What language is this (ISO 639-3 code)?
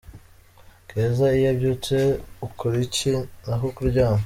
kin